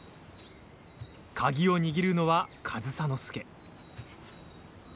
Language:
Japanese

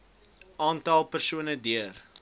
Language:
Afrikaans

